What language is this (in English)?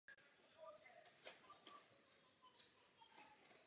Czech